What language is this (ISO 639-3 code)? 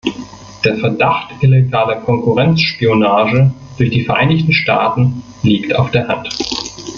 deu